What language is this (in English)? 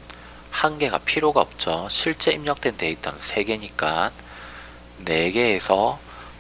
Korean